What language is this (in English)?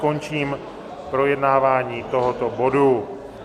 Czech